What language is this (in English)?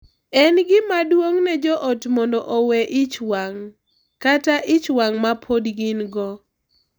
Luo (Kenya and Tanzania)